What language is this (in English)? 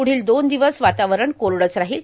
Marathi